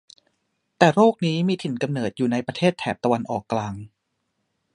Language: Thai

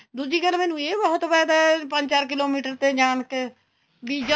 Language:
Punjabi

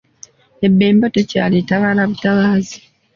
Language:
Ganda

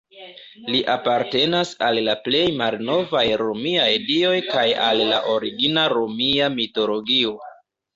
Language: Esperanto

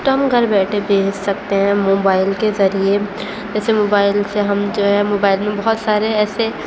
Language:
Urdu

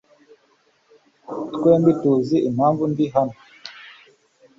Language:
Kinyarwanda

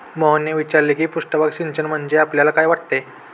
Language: Marathi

